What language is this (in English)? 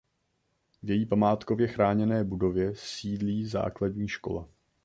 Czech